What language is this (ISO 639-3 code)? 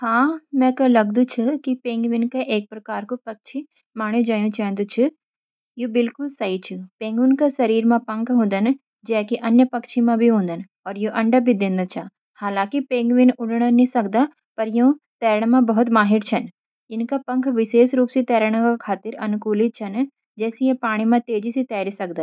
gbm